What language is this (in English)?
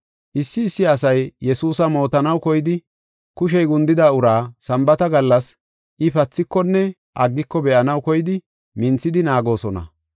Gofa